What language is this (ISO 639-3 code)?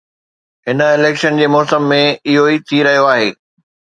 snd